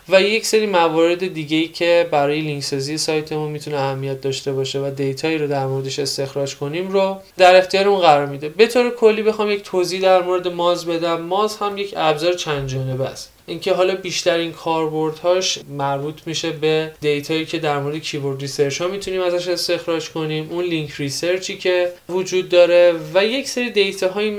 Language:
Persian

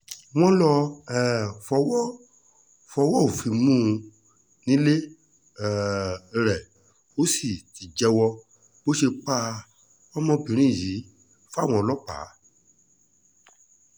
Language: Yoruba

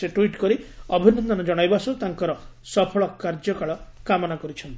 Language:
Odia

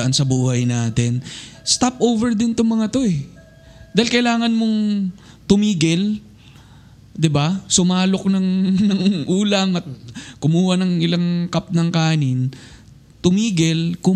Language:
Filipino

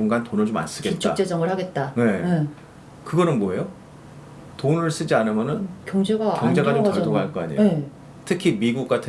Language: Korean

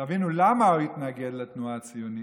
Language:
Hebrew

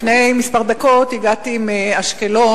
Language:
Hebrew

